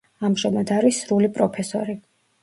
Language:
Georgian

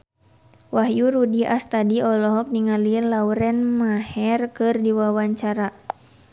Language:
Sundanese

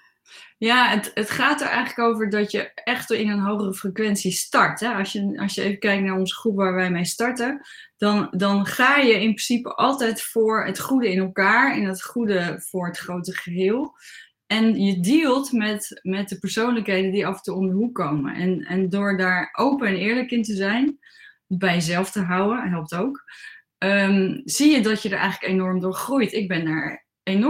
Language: Dutch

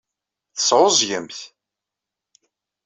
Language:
Kabyle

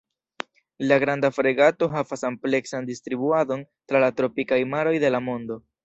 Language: Esperanto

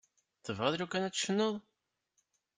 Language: Kabyle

